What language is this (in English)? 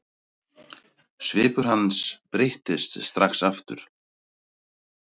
Icelandic